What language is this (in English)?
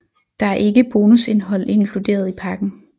Danish